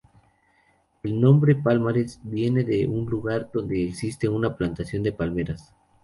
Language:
Spanish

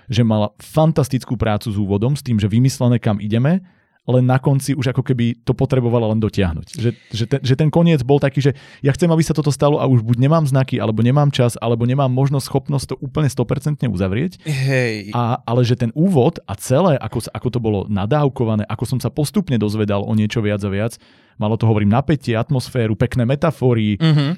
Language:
Slovak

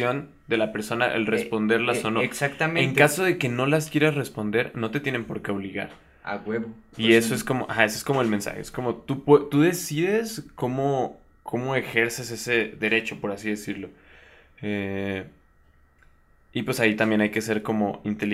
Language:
Spanish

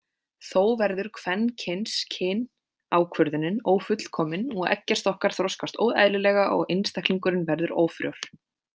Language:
Icelandic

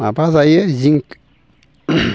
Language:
Bodo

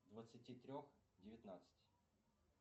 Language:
Russian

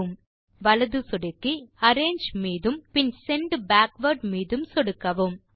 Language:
Tamil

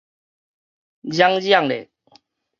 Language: Min Nan Chinese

